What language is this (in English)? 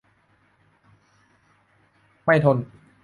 Thai